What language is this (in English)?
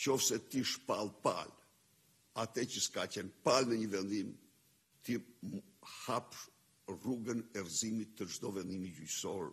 Romanian